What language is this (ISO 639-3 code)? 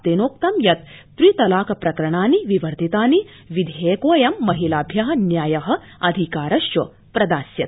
san